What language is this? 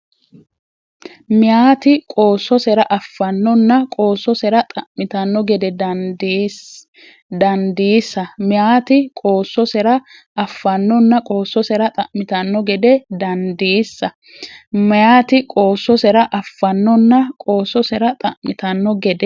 Sidamo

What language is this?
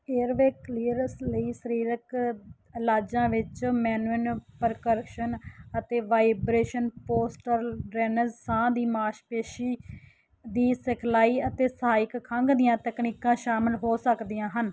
Punjabi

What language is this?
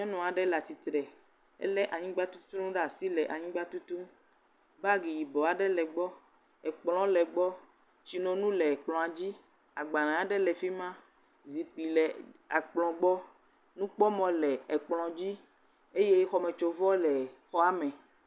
Ewe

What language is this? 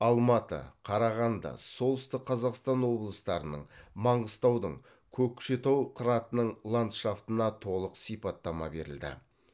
Kazakh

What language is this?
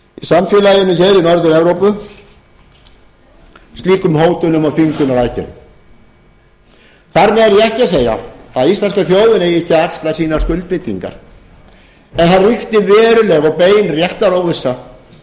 Icelandic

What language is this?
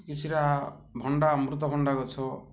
Odia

